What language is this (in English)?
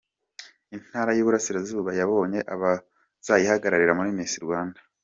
Kinyarwanda